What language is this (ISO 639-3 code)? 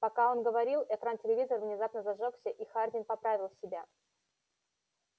rus